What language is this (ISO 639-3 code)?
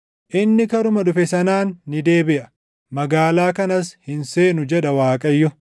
orm